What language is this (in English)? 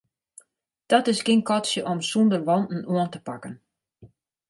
Western Frisian